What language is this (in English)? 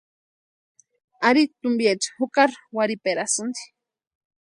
Western Highland Purepecha